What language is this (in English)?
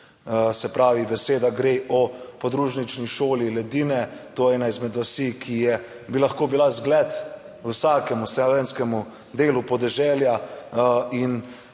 Slovenian